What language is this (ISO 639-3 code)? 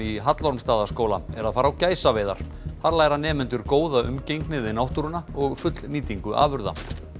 isl